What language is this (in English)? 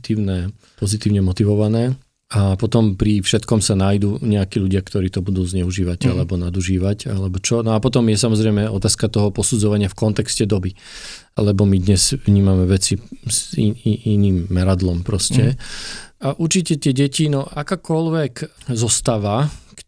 Slovak